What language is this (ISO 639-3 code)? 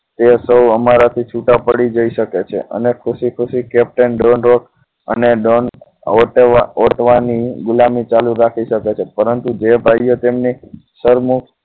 guj